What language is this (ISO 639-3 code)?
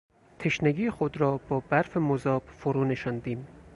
fas